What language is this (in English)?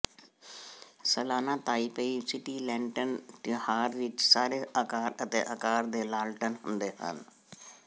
Punjabi